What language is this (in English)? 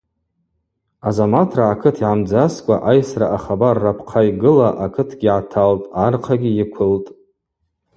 Abaza